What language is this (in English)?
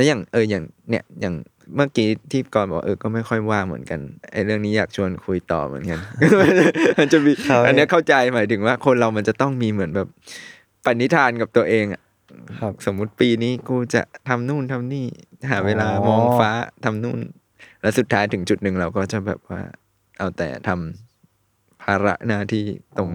Thai